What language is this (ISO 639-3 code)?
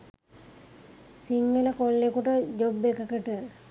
sin